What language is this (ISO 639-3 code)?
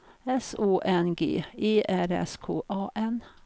swe